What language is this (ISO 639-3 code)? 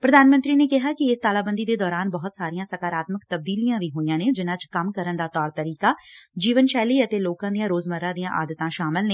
pan